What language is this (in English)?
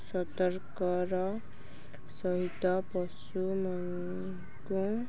Odia